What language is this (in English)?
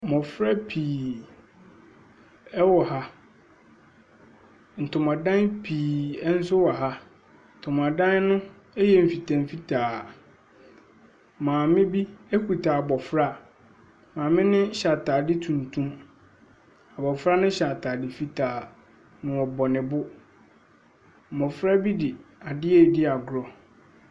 Akan